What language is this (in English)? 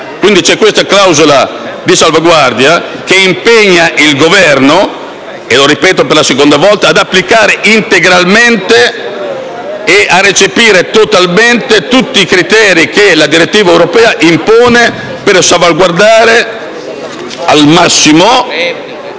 Italian